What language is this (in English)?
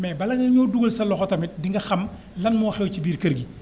Wolof